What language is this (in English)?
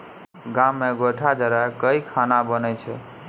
Maithili